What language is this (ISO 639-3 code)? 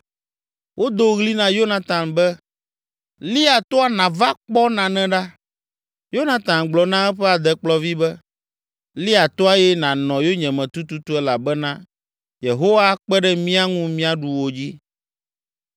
ewe